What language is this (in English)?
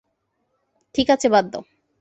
Bangla